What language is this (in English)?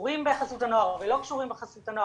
Hebrew